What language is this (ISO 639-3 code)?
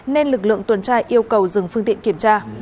vie